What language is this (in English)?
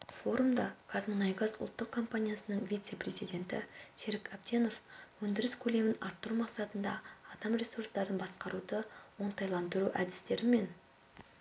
Kazakh